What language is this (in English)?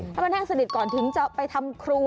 Thai